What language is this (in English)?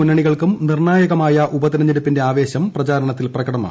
Malayalam